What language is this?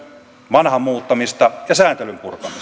Finnish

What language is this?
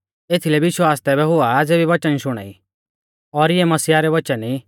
Mahasu Pahari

